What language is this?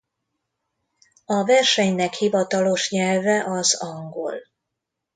Hungarian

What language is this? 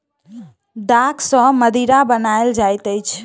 Maithili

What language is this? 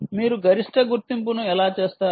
Telugu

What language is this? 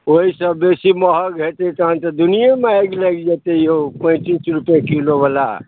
Maithili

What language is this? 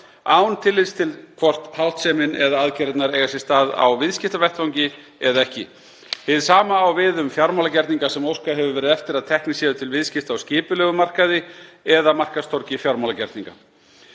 Icelandic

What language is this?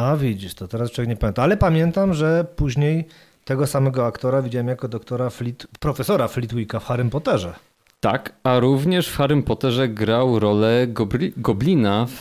Polish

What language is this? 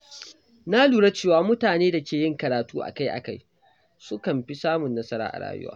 Hausa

